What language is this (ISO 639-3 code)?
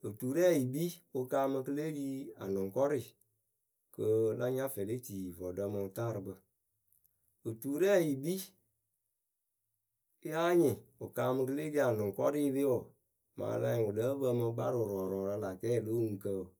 keu